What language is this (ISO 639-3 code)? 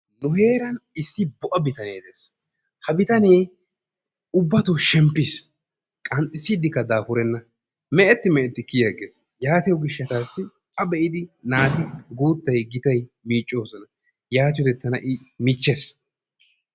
wal